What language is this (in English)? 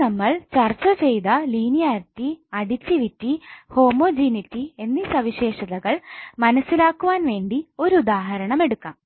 Malayalam